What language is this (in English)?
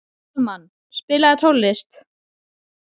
Icelandic